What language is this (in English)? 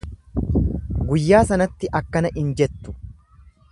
Oromo